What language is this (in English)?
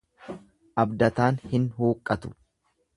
Oromo